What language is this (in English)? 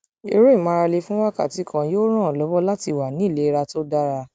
Yoruba